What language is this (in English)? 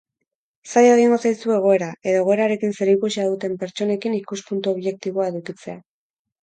Basque